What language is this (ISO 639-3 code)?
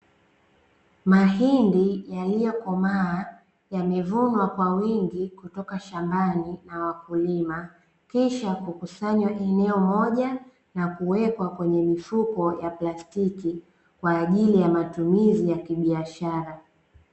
swa